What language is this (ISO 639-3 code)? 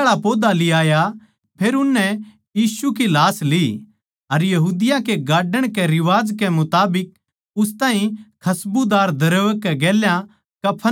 bgc